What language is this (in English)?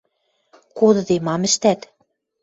Western Mari